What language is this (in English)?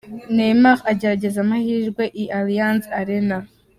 Kinyarwanda